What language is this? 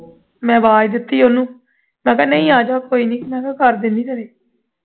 Punjabi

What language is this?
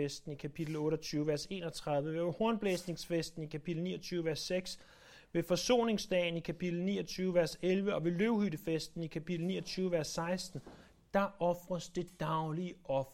Danish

